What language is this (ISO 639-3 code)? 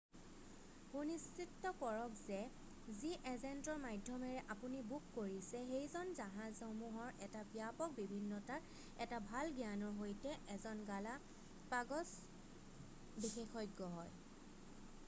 asm